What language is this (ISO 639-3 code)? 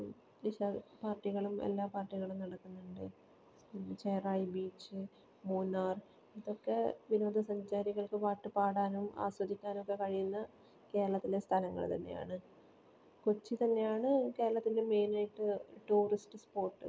mal